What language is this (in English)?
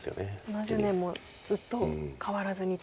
Japanese